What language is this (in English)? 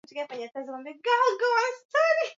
Swahili